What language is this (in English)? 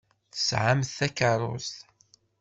Kabyle